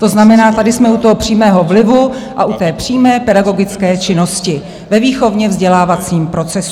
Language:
Czech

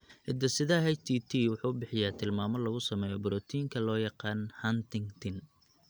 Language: Somali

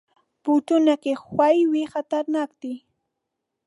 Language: Pashto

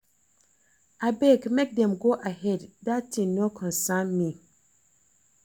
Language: Nigerian Pidgin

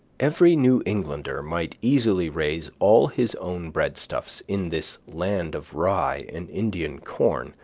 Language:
English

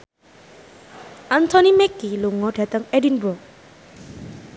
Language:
Javanese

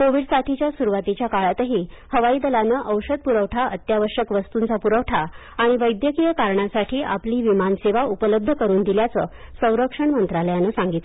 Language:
Marathi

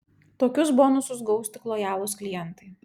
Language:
Lithuanian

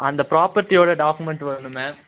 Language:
Tamil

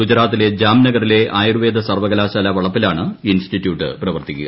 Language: Malayalam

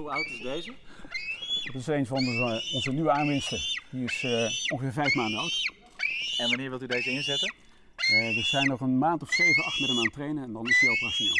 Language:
Dutch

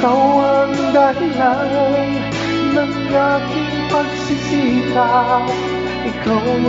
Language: Thai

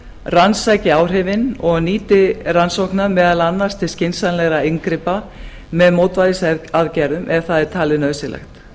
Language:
Icelandic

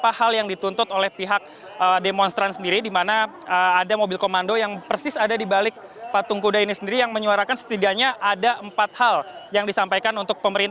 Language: Indonesian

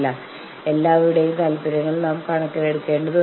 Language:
Malayalam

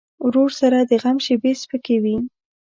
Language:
Pashto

